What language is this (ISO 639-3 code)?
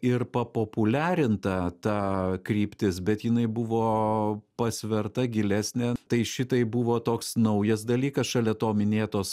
lit